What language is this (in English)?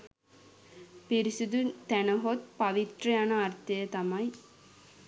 Sinhala